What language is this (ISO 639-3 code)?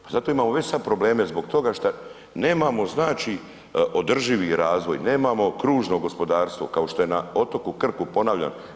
hrv